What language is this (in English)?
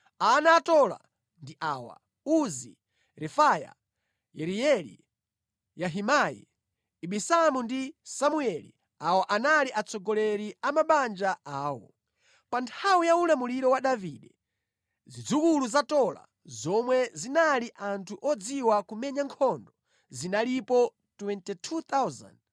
Nyanja